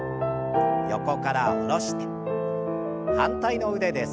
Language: Japanese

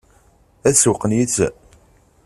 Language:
Kabyle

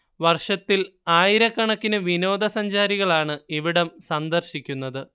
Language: Malayalam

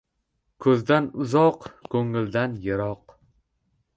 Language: Uzbek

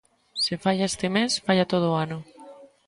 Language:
Galician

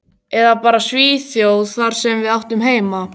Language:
Icelandic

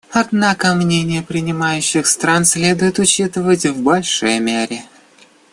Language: Russian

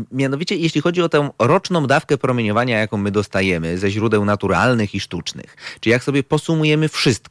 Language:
Polish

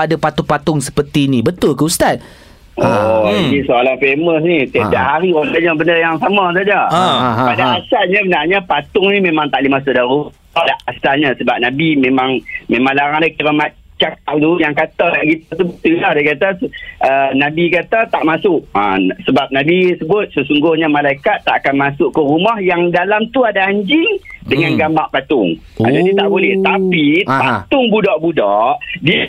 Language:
Malay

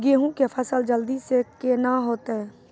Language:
Maithili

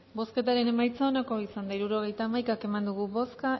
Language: Basque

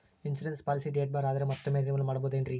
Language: Kannada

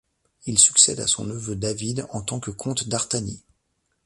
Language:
French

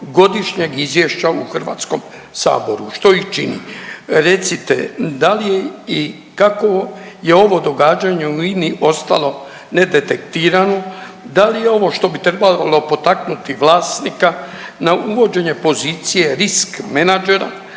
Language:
Croatian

